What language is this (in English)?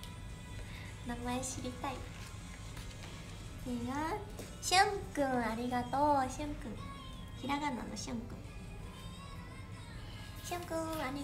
Japanese